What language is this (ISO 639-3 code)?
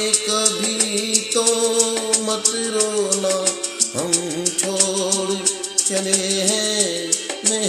hin